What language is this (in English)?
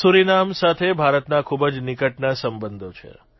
Gujarati